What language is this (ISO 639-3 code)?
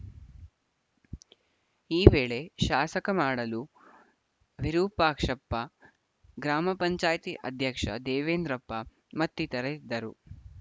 kan